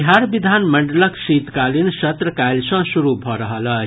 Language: Maithili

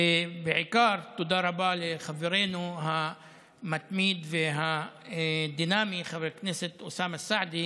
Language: Hebrew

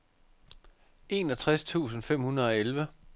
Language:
Danish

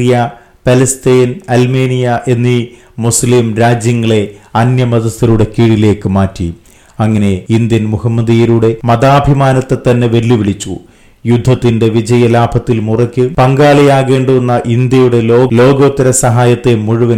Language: Malayalam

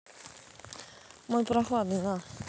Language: Russian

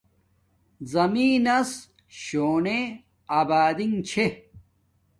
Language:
Domaaki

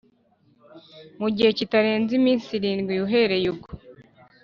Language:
Kinyarwanda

